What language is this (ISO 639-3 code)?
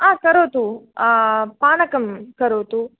san